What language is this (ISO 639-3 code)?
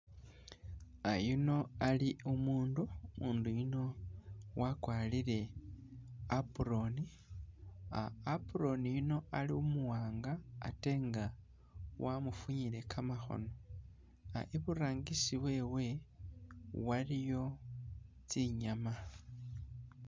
myx